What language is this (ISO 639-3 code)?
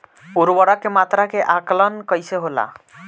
bho